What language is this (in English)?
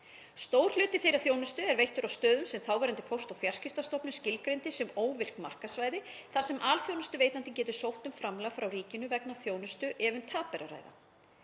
Icelandic